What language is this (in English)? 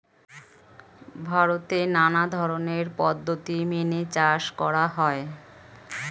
Bangla